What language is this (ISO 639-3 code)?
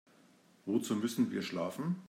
deu